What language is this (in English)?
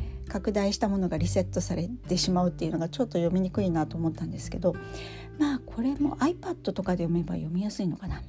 Japanese